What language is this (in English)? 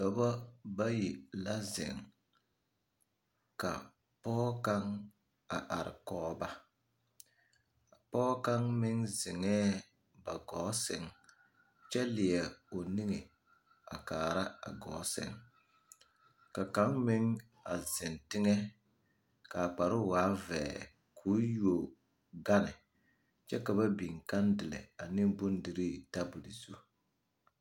Southern Dagaare